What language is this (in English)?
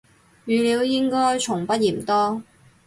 Cantonese